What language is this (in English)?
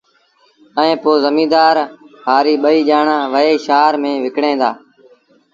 Sindhi Bhil